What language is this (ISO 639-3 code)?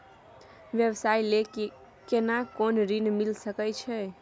mai